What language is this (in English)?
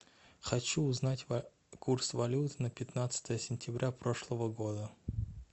Russian